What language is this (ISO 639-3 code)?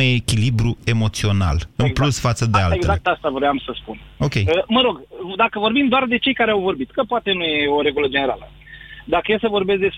ron